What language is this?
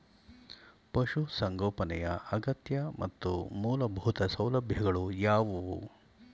Kannada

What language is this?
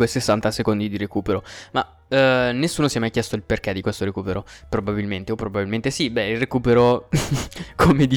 Italian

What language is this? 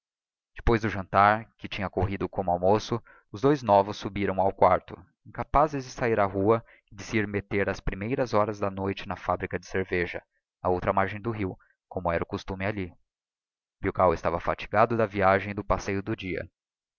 Portuguese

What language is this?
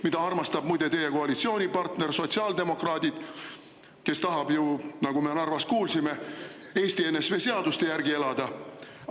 Estonian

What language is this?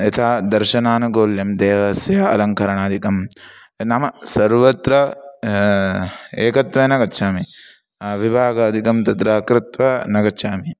Sanskrit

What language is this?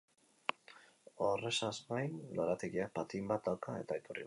Basque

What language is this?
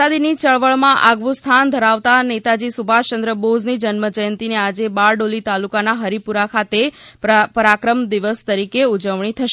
Gujarati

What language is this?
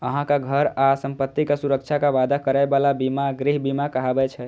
Maithili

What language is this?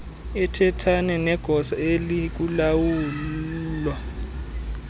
Xhosa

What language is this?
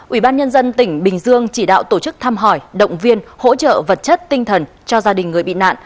Vietnamese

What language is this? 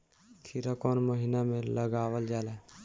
Bhojpuri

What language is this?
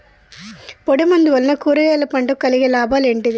Telugu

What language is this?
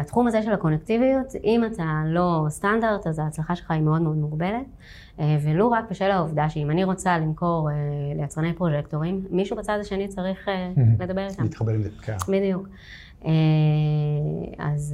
Hebrew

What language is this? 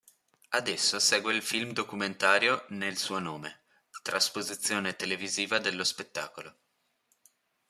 Italian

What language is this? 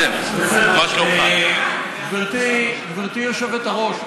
Hebrew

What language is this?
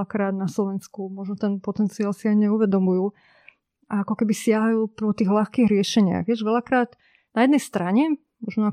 Slovak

